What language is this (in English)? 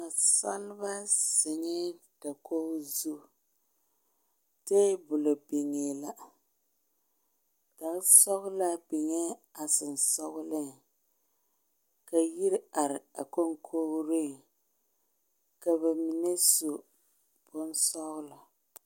Southern Dagaare